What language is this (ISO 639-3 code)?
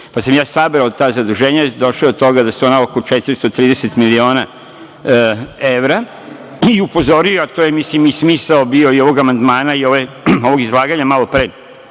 srp